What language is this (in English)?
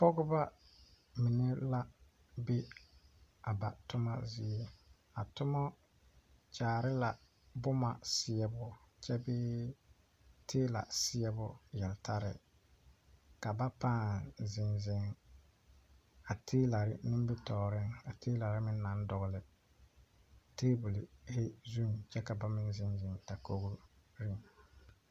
Southern Dagaare